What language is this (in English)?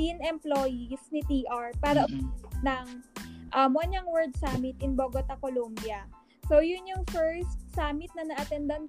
Filipino